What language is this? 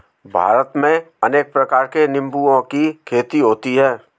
Hindi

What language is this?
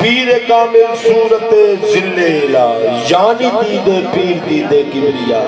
Punjabi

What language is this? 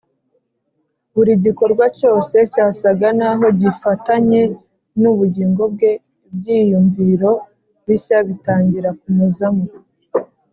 Kinyarwanda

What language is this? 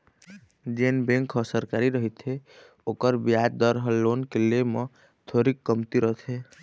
Chhattisgarhi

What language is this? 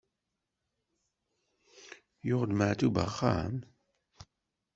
Kabyle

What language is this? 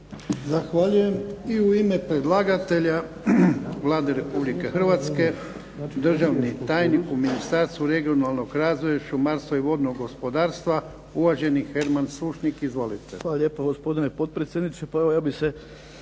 Croatian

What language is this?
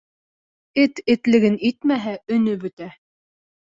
Bashkir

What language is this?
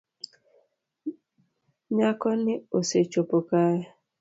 Luo (Kenya and Tanzania)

